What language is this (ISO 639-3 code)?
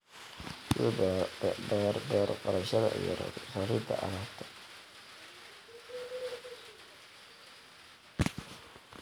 som